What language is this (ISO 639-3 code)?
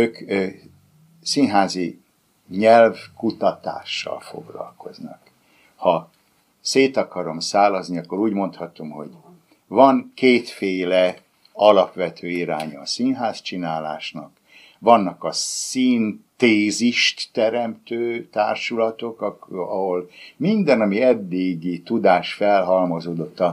hun